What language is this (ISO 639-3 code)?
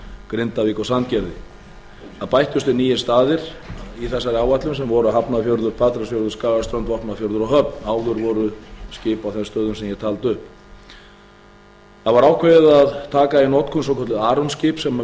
isl